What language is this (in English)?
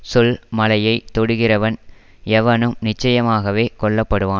Tamil